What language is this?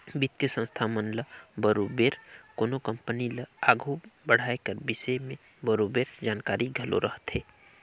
Chhattisgarhi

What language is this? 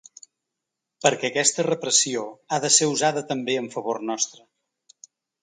Catalan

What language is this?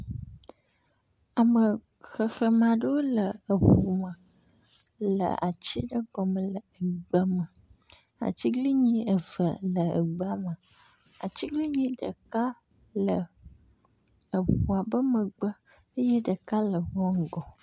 Ewe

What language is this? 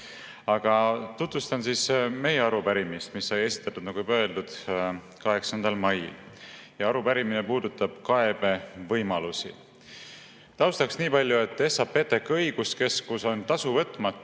Estonian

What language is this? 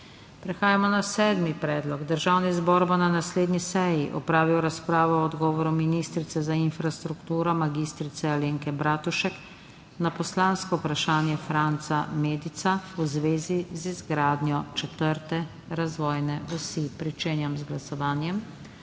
Slovenian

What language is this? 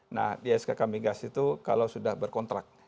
Indonesian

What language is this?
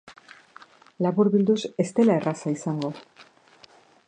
Basque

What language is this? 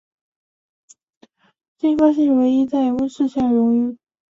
Chinese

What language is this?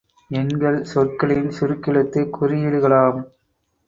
Tamil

